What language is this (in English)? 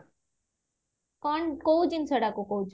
Odia